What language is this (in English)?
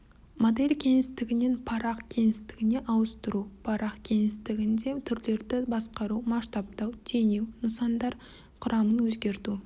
Kazakh